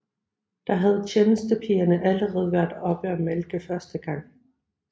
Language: Danish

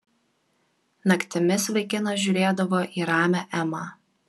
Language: Lithuanian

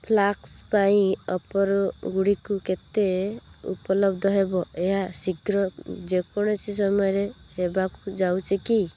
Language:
Odia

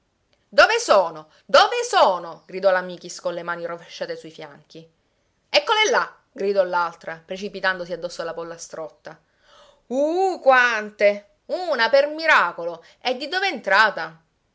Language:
Italian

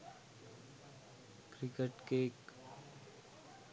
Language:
Sinhala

